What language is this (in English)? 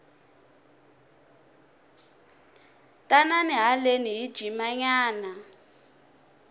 Tsonga